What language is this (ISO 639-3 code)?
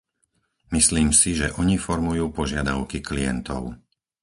slk